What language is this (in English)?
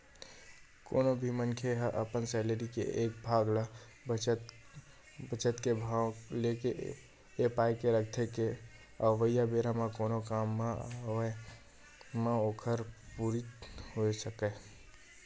Chhattisgarhi